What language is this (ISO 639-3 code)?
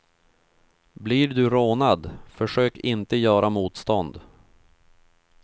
swe